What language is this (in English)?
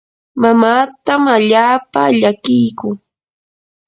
Yanahuanca Pasco Quechua